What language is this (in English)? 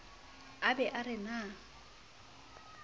Southern Sotho